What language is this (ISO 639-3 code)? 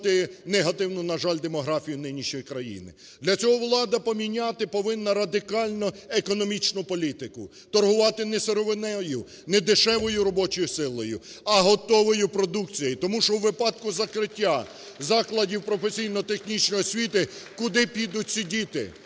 ukr